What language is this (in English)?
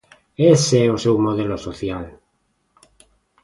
Galician